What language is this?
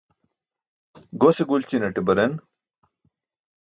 Burushaski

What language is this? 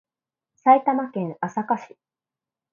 Japanese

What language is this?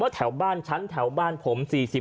Thai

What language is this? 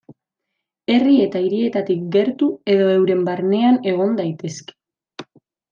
Basque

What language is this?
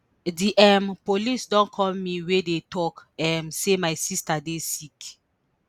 Nigerian Pidgin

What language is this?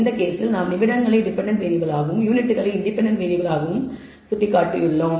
Tamil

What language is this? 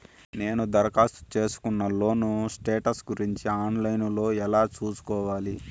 Telugu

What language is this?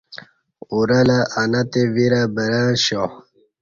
Kati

